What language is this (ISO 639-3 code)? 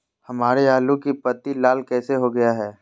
mag